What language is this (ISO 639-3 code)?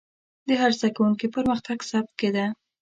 pus